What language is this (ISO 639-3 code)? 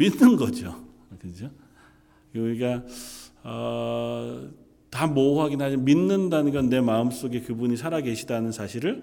kor